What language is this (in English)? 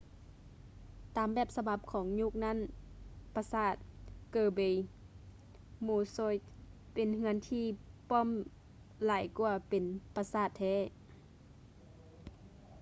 Lao